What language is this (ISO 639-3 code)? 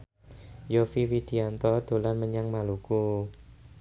jav